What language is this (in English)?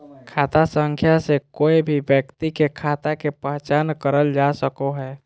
Magahi